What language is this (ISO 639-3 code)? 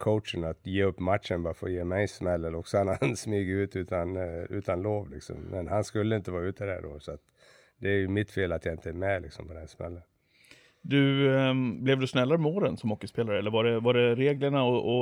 swe